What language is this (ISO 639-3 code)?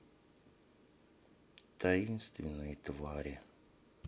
rus